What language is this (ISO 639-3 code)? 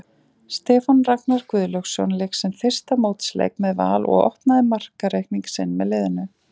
isl